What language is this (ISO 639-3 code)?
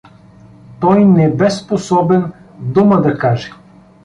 bul